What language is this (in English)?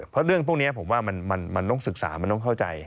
Thai